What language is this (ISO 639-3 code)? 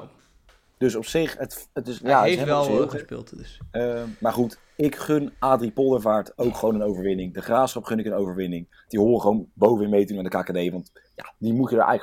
nld